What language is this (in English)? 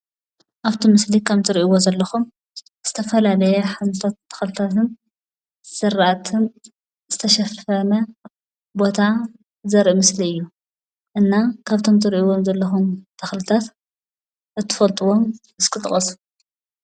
Tigrinya